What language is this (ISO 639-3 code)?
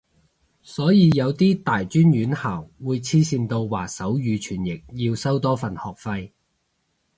yue